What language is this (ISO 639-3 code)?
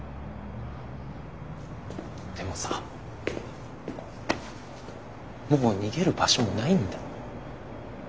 jpn